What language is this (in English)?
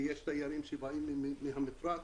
Hebrew